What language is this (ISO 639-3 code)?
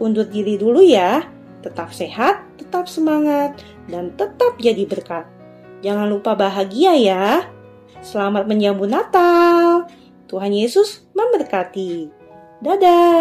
ind